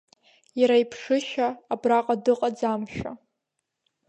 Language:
Abkhazian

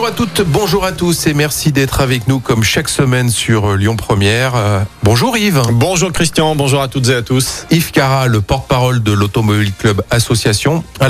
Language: French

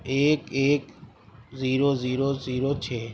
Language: Urdu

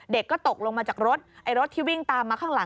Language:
Thai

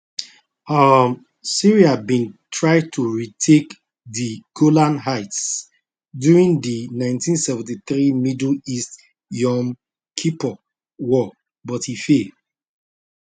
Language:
Nigerian Pidgin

